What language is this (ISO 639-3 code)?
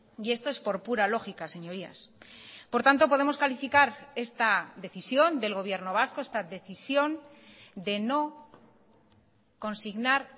spa